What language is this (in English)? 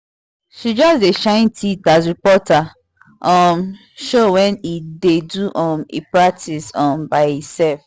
Nigerian Pidgin